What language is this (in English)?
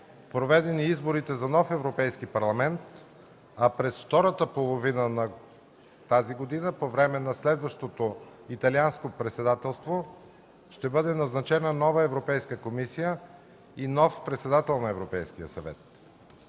Bulgarian